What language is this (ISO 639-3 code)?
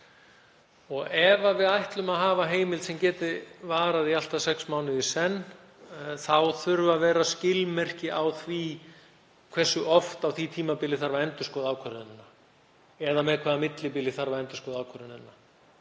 isl